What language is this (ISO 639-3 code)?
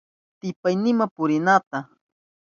qup